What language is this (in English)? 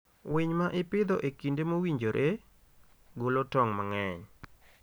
Luo (Kenya and Tanzania)